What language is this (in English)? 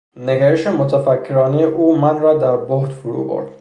Persian